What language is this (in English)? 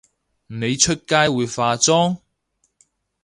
Cantonese